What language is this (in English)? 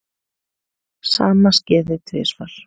Icelandic